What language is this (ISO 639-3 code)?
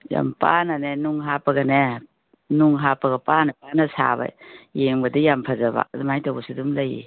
mni